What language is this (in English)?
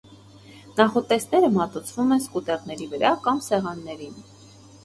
Armenian